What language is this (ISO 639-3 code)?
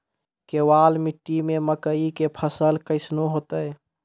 mai